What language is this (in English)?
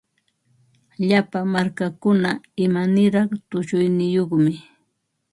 Ambo-Pasco Quechua